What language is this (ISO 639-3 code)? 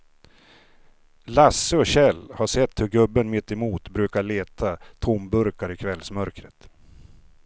swe